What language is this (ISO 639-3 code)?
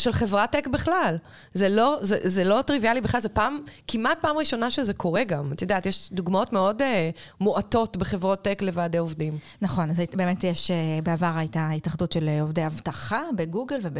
heb